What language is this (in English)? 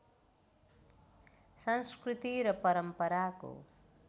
Nepali